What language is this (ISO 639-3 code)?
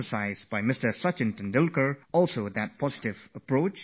eng